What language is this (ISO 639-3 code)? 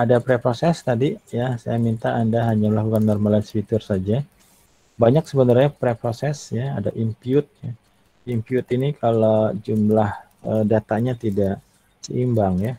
ind